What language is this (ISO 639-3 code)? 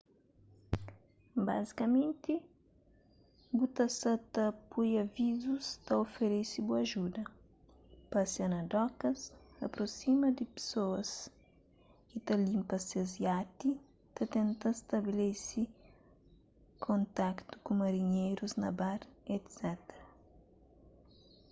kea